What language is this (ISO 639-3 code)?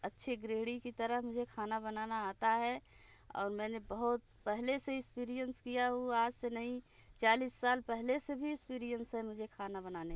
hin